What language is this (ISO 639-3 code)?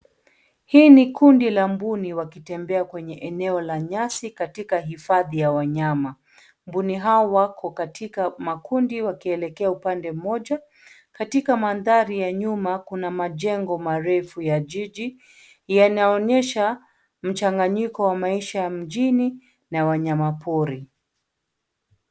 swa